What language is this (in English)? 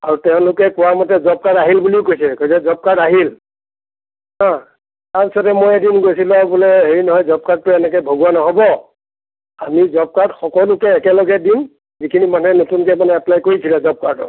Assamese